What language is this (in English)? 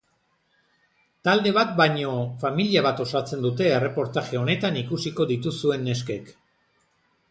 Basque